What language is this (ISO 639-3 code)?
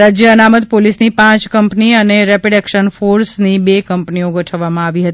guj